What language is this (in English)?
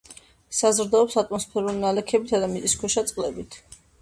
Georgian